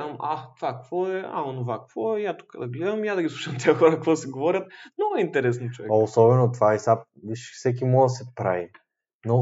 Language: Bulgarian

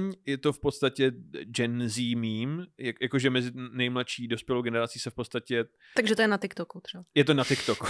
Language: Czech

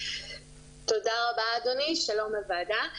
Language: Hebrew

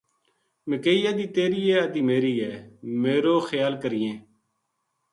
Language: Gujari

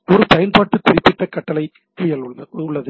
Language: Tamil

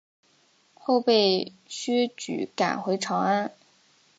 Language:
Chinese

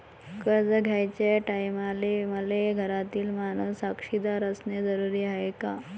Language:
Marathi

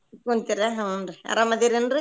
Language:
Kannada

